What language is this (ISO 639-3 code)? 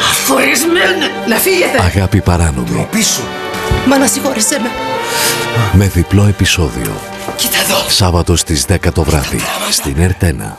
ell